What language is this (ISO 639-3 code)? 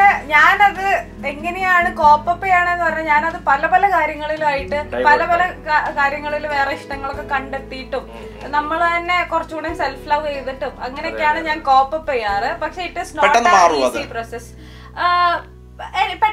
mal